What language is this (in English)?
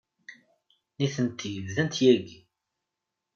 Kabyle